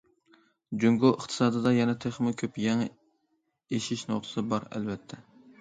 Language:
Uyghur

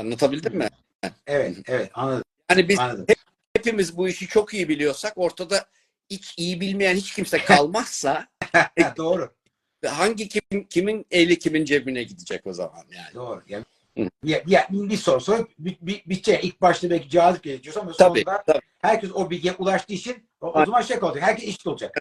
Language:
Turkish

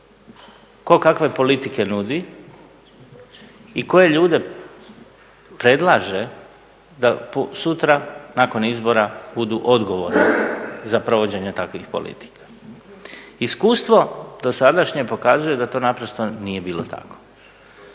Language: Croatian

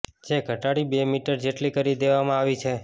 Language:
Gujarati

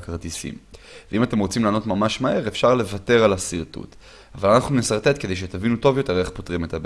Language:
Hebrew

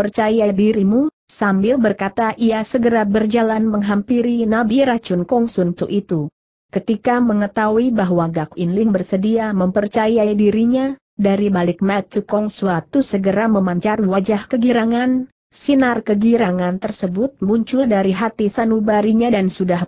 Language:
Indonesian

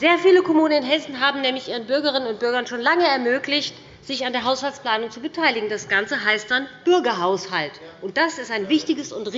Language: German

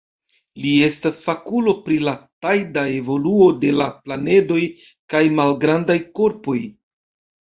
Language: Esperanto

